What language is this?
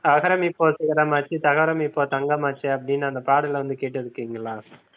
Tamil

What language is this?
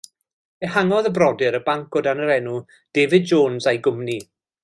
Welsh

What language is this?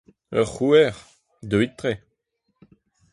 Breton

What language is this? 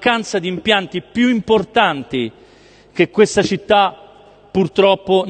Italian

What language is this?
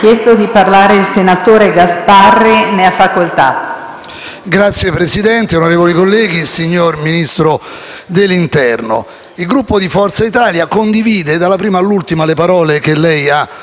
Italian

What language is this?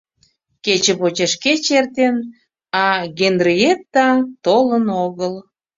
Mari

